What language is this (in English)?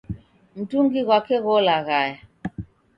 Taita